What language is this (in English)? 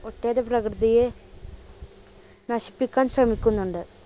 Malayalam